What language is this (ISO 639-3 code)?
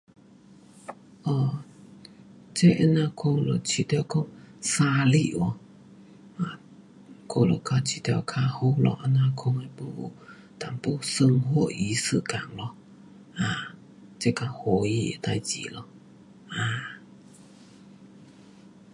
cpx